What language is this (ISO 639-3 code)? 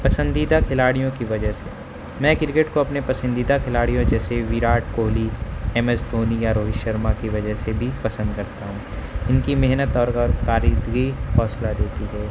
urd